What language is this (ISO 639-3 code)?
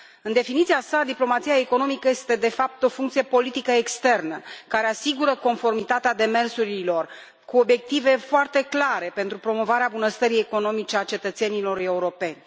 ron